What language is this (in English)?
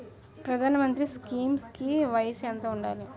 Telugu